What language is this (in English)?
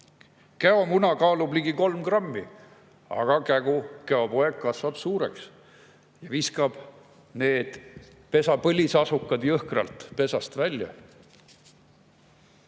Estonian